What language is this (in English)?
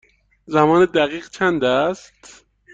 Persian